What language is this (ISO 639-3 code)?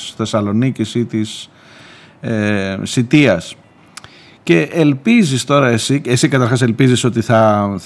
ell